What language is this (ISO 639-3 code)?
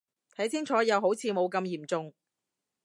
yue